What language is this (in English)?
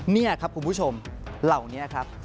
Thai